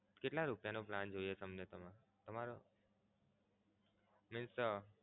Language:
Gujarati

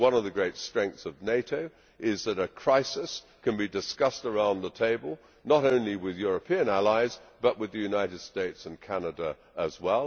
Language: English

